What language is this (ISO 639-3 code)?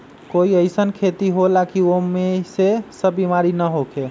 mag